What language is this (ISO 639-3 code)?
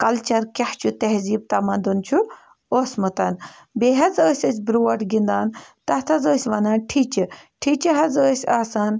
kas